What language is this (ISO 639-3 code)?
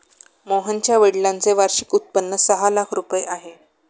mar